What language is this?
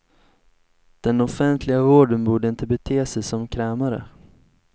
Swedish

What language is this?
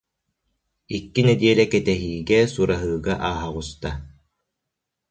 Yakut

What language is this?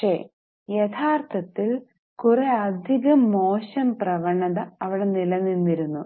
Malayalam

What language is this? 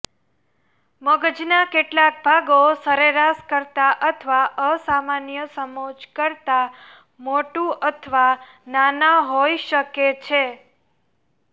Gujarati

